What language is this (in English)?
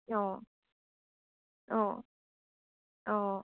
Assamese